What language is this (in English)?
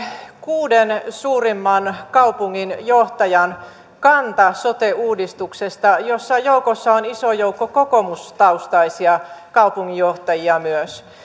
Finnish